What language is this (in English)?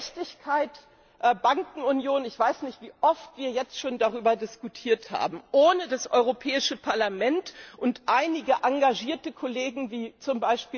German